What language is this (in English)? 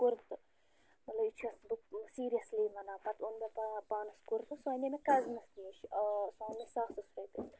Kashmiri